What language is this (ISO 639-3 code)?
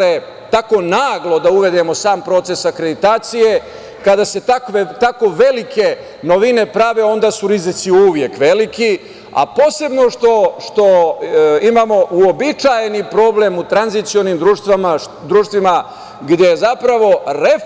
srp